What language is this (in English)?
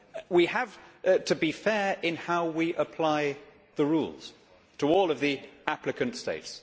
English